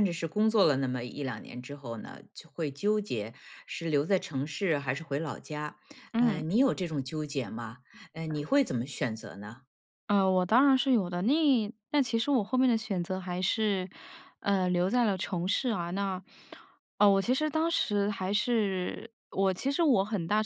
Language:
Chinese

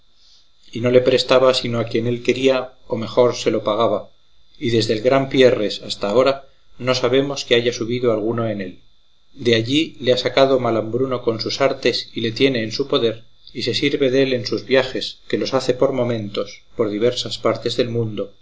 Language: Spanish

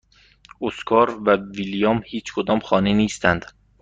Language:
Persian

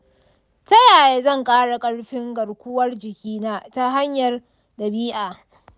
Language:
Hausa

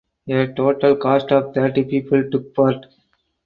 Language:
English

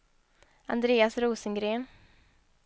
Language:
Swedish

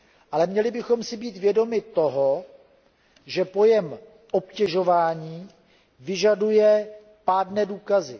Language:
Czech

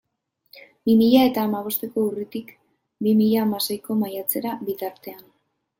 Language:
Basque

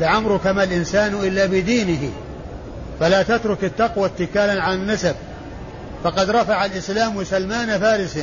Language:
Arabic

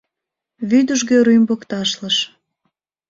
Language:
Mari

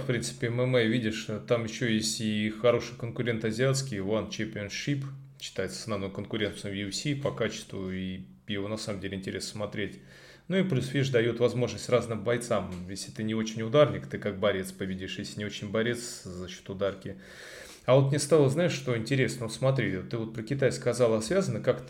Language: Russian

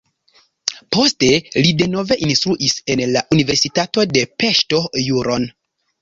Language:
Esperanto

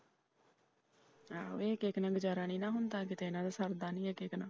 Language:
Punjabi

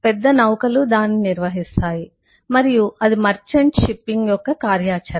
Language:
Telugu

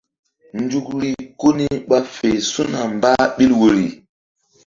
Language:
Mbum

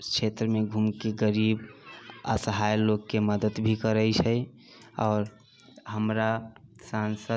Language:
Maithili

